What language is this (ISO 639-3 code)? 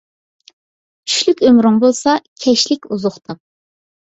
uig